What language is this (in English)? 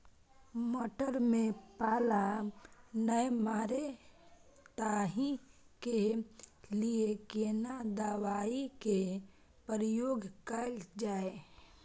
Maithili